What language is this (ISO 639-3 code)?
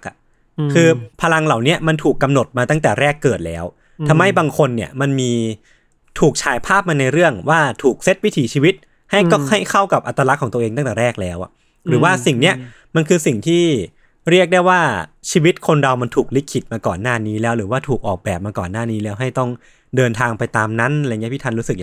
tha